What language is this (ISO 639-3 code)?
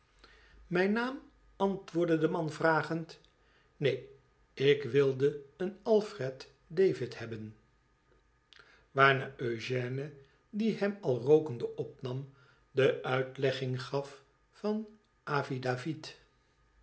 nld